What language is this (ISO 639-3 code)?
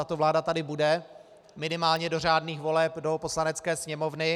ces